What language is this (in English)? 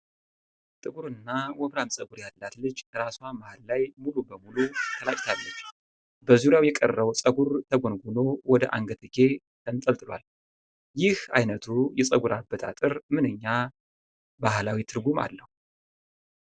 Amharic